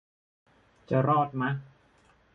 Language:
Thai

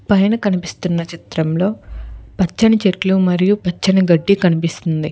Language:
Telugu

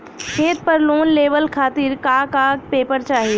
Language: Bhojpuri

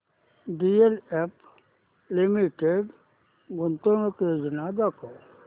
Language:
Marathi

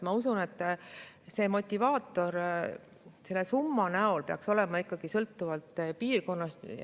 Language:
Estonian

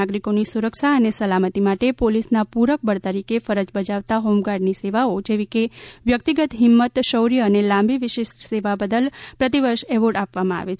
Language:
Gujarati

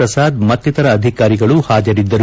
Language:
Kannada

